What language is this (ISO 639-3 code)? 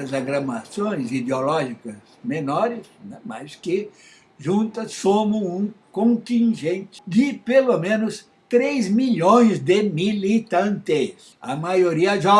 por